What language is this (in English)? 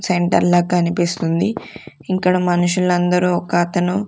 Telugu